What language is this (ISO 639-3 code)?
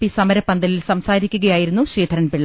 mal